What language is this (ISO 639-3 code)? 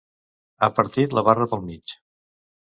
cat